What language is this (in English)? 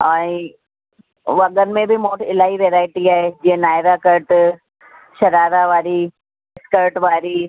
Sindhi